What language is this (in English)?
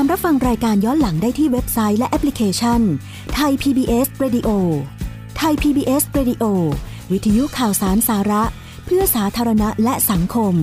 Thai